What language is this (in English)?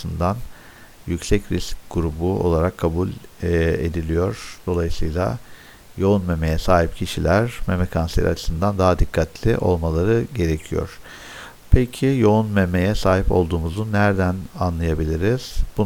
Turkish